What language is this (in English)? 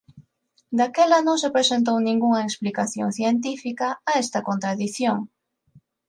Galician